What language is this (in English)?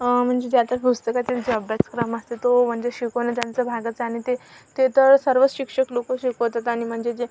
Marathi